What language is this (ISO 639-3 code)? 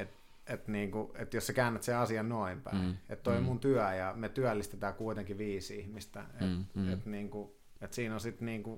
fin